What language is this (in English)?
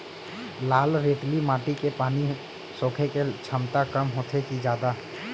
Chhattisgarhi